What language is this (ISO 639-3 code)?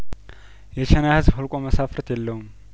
amh